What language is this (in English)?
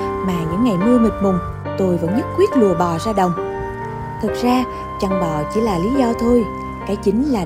Vietnamese